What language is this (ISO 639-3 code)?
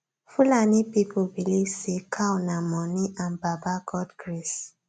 pcm